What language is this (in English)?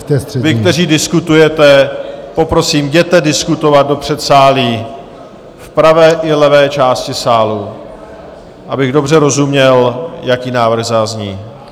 Czech